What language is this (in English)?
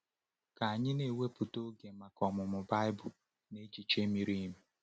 Igbo